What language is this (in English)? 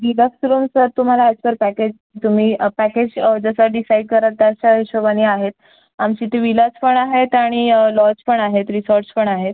Marathi